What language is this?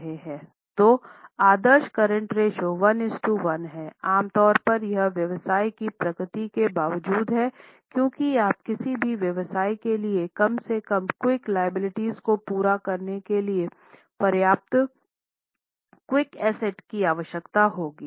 Hindi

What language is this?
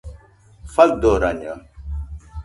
Nüpode Huitoto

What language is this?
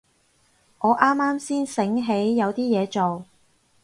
Cantonese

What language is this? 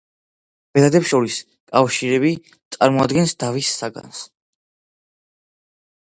Georgian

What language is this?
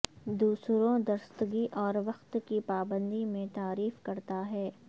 Urdu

